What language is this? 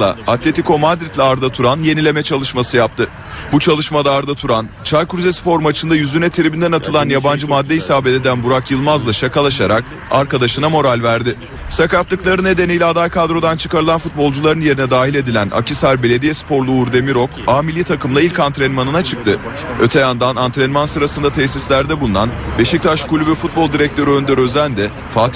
Turkish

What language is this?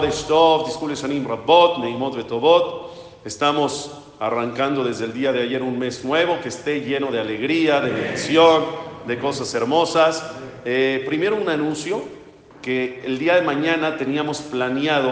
Spanish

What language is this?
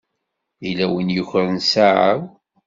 Kabyle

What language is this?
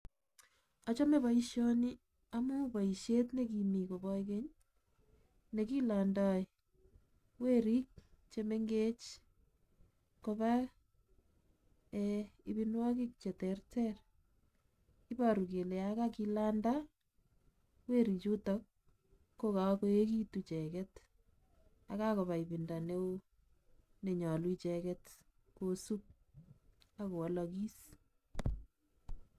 Kalenjin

